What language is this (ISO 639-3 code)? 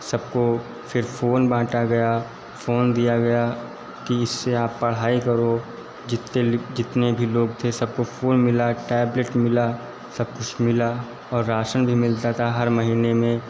hin